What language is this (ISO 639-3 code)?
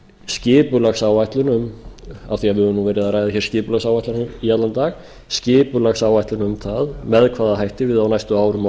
isl